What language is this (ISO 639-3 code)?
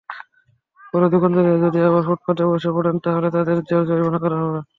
ben